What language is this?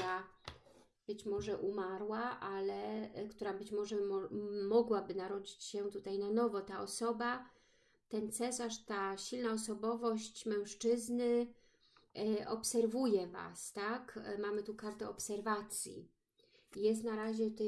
Polish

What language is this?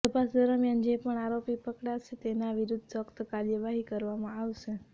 Gujarati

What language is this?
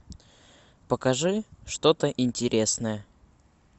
Russian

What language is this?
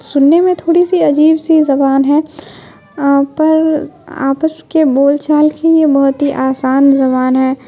Urdu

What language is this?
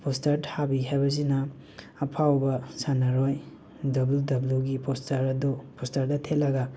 Manipuri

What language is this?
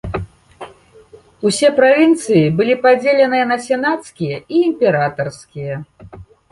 Belarusian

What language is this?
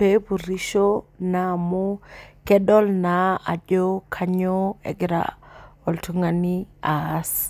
Masai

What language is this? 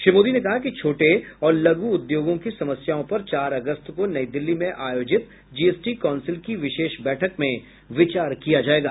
Hindi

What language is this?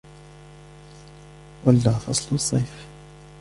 Arabic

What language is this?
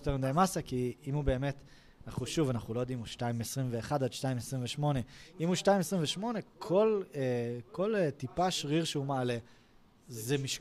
Hebrew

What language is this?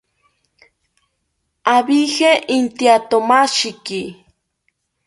South Ucayali Ashéninka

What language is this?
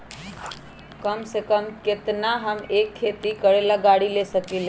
Magahi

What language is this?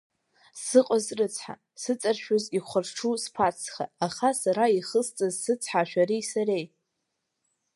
Abkhazian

